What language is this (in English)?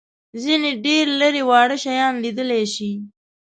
Pashto